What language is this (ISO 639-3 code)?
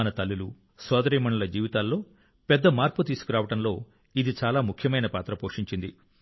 tel